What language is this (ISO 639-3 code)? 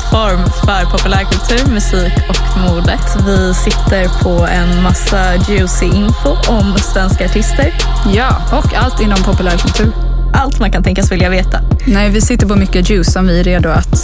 swe